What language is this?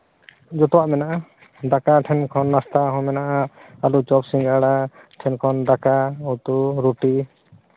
Santali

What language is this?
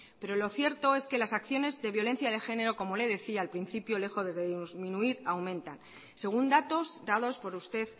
Spanish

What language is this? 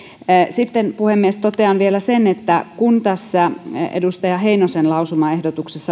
Finnish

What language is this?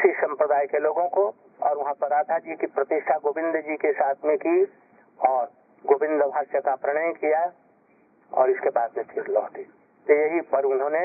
Hindi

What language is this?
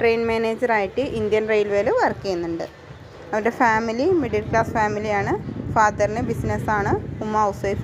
English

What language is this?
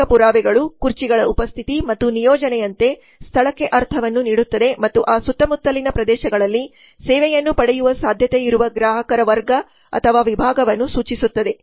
Kannada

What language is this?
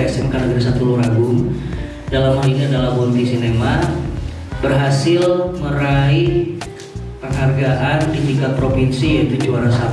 Indonesian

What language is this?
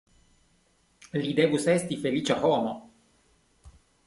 Esperanto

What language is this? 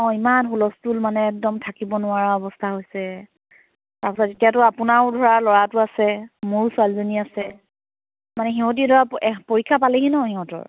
Assamese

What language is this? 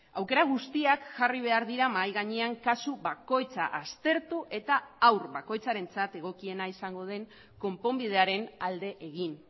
Basque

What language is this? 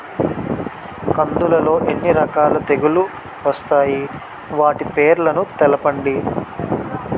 Telugu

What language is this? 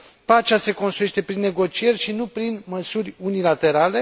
Romanian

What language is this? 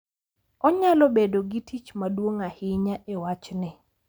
Luo (Kenya and Tanzania)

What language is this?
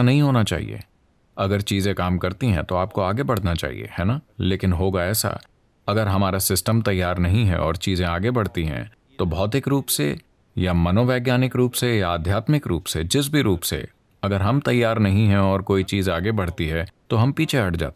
Hindi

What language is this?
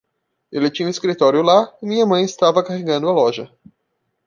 Portuguese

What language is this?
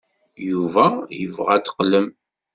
Kabyle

